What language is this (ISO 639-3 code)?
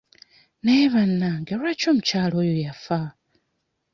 lug